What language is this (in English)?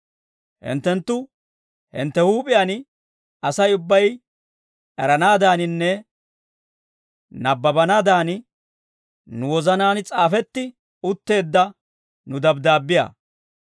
Dawro